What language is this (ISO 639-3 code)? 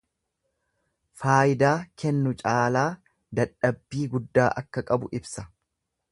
orm